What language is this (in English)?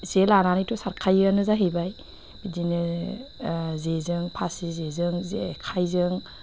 Bodo